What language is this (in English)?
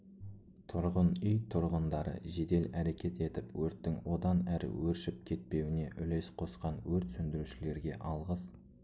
Kazakh